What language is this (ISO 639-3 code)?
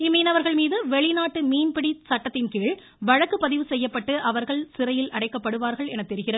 tam